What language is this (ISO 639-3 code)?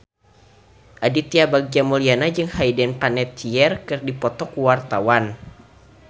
sun